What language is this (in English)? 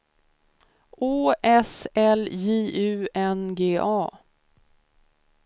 Swedish